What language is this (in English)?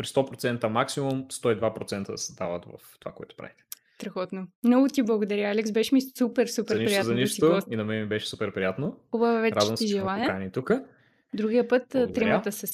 Bulgarian